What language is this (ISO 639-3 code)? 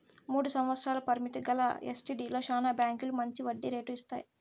tel